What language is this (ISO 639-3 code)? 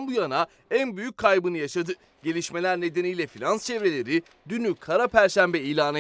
tur